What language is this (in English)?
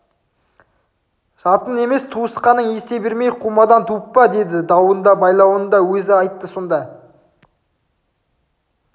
Kazakh